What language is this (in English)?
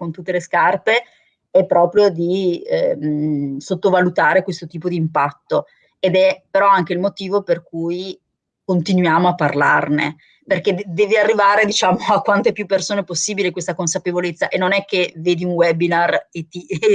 Italian